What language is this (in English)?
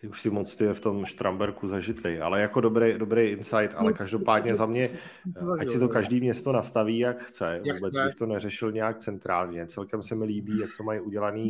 Czech